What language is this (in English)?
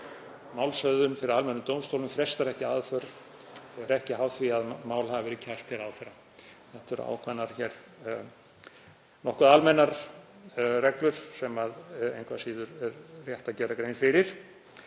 Icelandic